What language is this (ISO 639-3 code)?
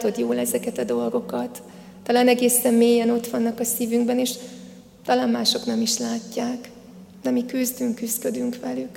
hun